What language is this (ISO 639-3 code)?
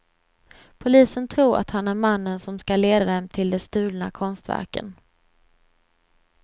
swe